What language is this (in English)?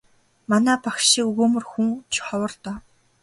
Mongolian